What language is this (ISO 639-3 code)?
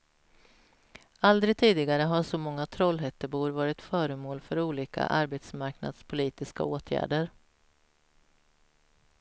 swe